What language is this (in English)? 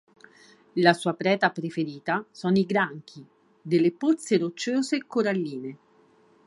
Italian